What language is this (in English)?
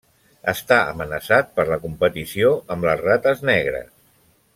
Catalan